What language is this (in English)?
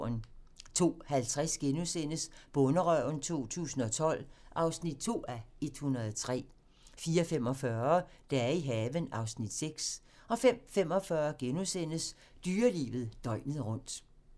Danish